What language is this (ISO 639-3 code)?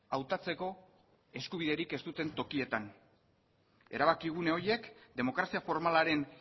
eus